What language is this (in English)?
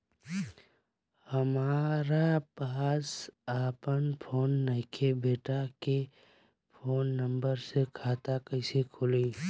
Bhojpuri